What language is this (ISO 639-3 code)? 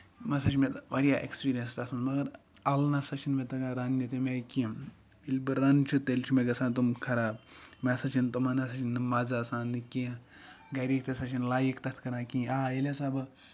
kas